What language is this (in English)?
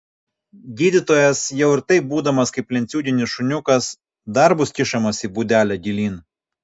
Lithuanian